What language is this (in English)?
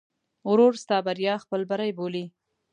Pashto